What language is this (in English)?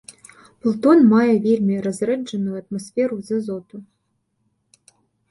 Belarusian